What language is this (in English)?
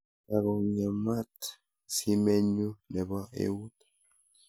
Kalenjin